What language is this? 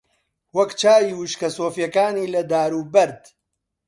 Central Kurdish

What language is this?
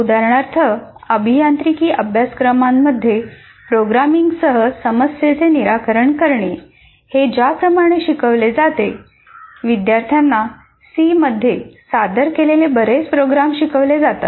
Marathi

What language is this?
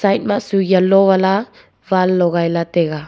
Wancho Naga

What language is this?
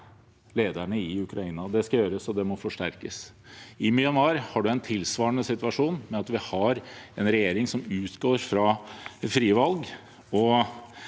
Norwegian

